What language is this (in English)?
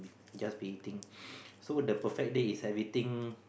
English